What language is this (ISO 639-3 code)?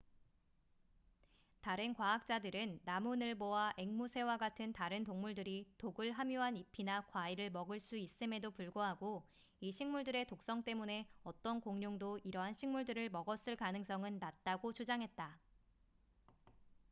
kor